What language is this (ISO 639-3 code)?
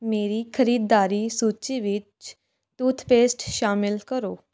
pan